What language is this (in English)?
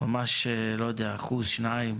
Hebrew